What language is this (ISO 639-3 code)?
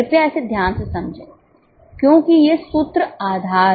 hin